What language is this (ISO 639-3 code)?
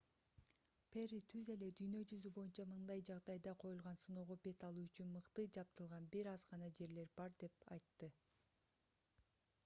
kir